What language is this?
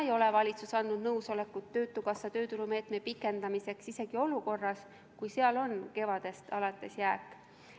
Estonian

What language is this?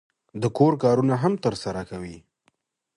Pashto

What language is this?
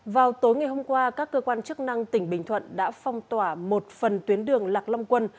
Vietnamese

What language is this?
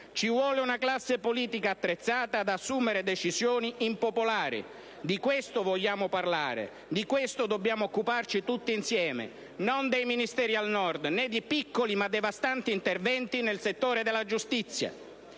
Italian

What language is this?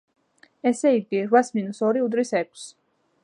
Georgian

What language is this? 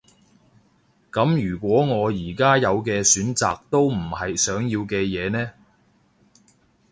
Cantonese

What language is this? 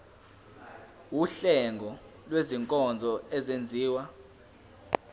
Zulu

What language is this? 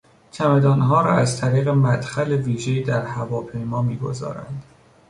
Persian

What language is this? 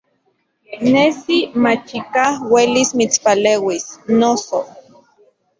Central Puebla Nahuatl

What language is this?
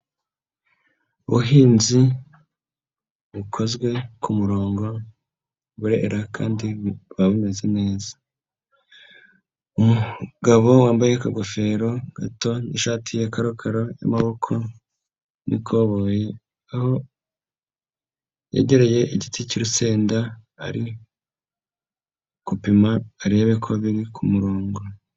Kinyarwanda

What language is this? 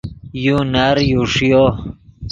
Yidgha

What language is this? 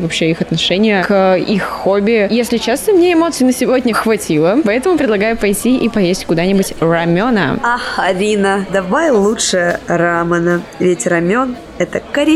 Russian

